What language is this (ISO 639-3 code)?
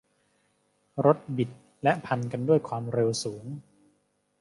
tha